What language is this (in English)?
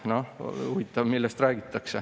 Estonian